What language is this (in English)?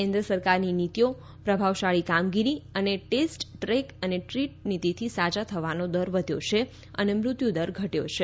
Gujarati